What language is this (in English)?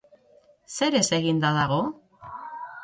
Basque